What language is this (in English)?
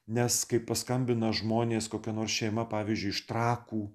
Lithuanian